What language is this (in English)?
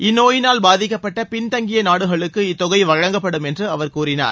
Tamil